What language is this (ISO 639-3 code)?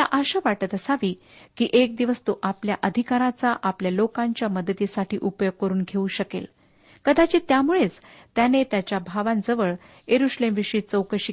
mar